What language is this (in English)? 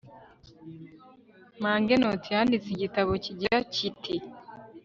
Kinyarwanda